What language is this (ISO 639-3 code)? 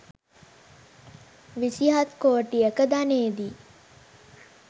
sin